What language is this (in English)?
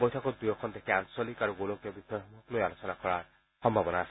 Assamese